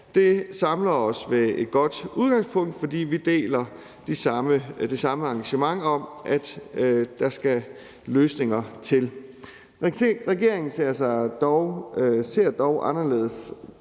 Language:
Danish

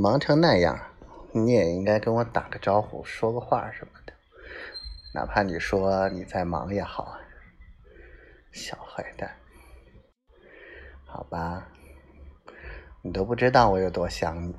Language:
Chinese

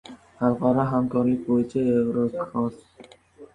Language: Uzbek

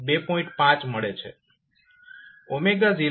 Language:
Gujarati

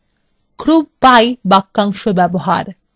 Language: Bangla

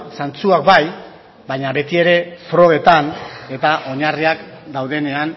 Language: Basque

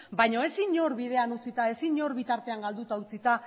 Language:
Basque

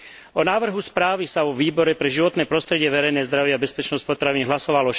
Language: Slovak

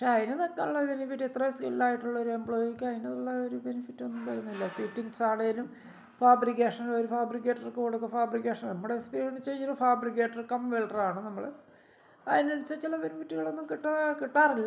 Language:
Malayalam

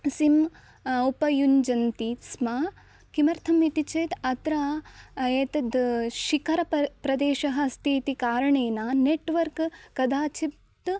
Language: Sanskrit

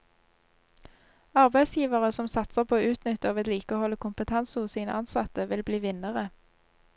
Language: Norwegian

